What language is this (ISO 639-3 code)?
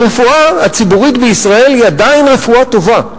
heb